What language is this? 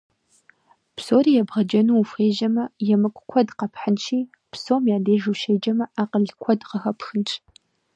Kabardian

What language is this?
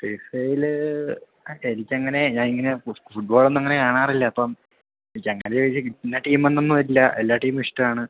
Malayalam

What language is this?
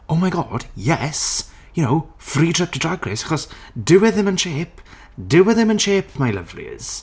Welsh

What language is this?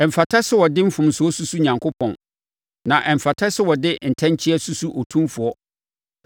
Akan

